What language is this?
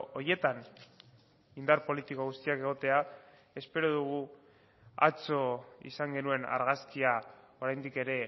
Basque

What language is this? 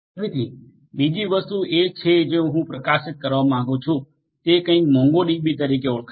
Gujarati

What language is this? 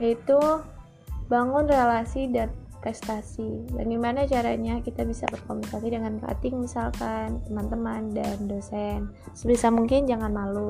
Indonesian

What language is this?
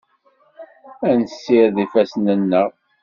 Kabyle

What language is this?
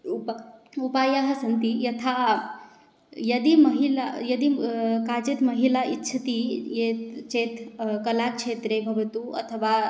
Sanskrit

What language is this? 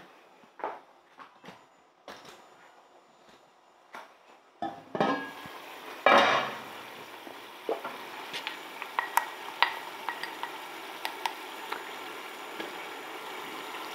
Punjabi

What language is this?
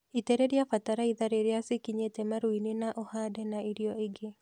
Kikuyu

